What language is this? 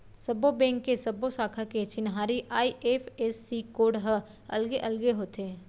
Chhattisgarhi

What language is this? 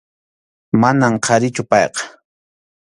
Arequipa-La Unión Quechua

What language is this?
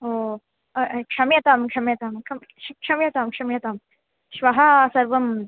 Sanskrit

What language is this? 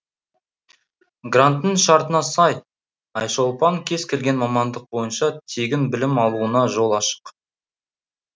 Kazakh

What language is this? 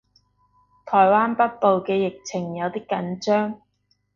Cantonese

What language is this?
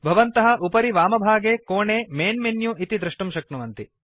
Sanskrit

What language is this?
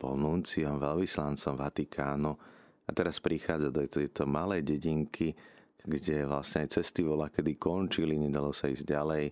Slovak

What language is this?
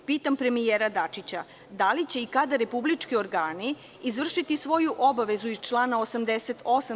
Serbian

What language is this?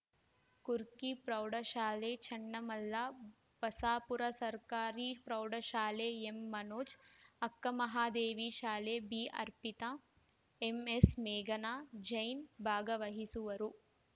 Kannada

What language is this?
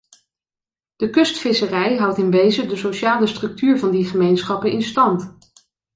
Dutch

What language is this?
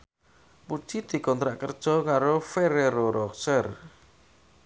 Javanese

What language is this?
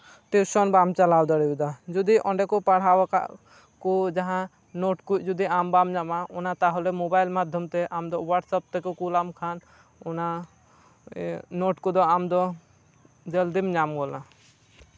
Santali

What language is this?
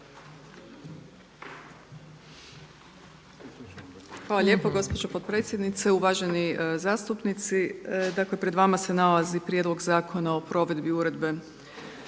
Croatian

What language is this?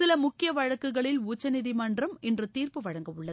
Tamil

